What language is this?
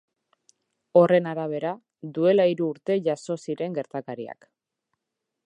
Basque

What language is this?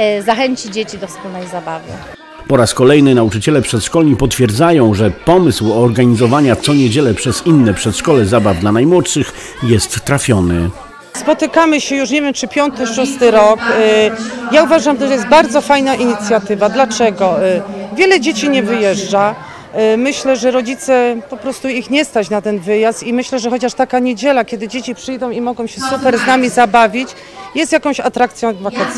Polish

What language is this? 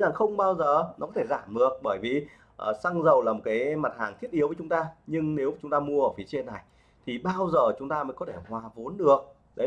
Vietnamese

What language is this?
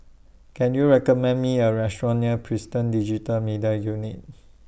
English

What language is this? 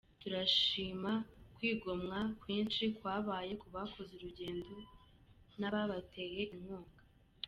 Kinyarwanda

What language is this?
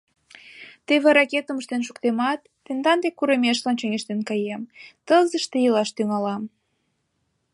Mari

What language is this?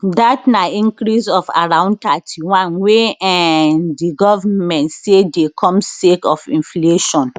Nigerian Pidgin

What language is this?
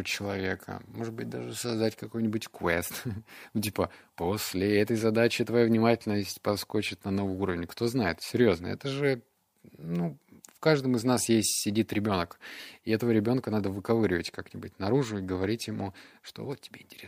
Russian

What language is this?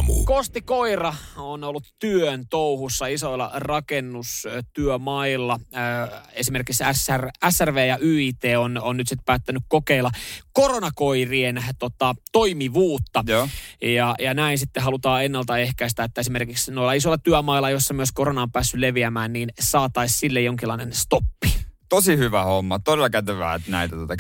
Finnish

